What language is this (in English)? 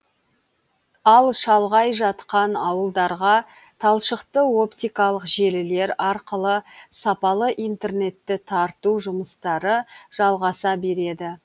Kazakh